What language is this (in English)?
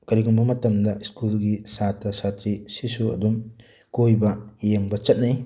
Manipuri